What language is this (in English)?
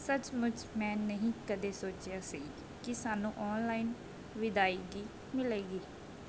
Punjabi